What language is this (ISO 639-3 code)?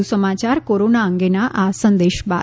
guj